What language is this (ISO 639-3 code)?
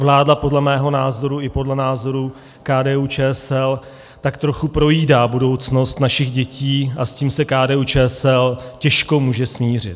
ces